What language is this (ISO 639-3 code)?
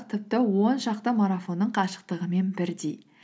kaz